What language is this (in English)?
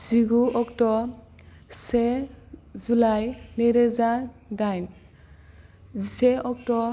Bodo